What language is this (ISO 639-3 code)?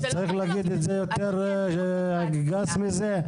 heb